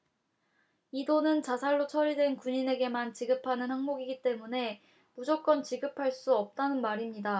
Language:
Korean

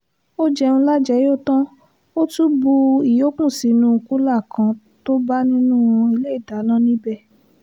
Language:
Yoruba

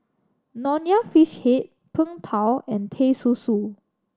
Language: English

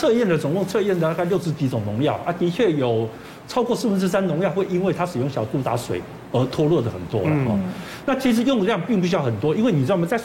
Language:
Chinese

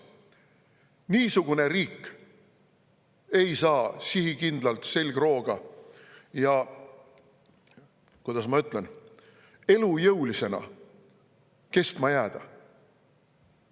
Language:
Estonian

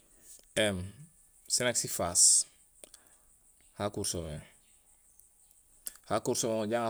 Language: Gusilay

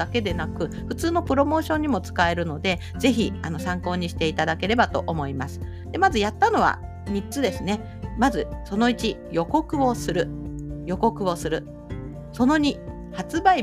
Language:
Japanese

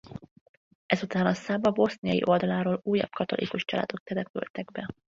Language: Hungarian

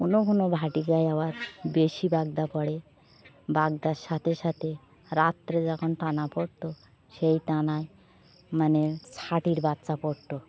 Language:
Bangla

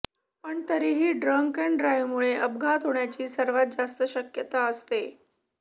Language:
Marathi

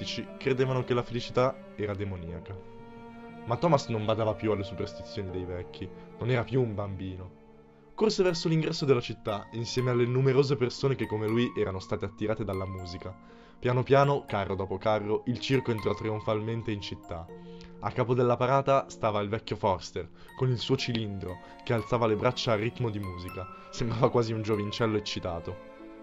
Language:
Italian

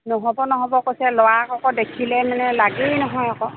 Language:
Assamese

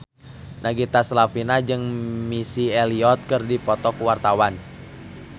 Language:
Sundanese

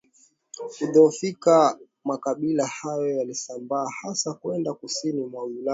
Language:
Swahili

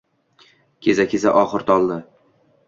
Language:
Uzbek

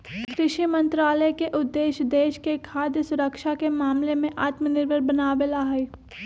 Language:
Magahi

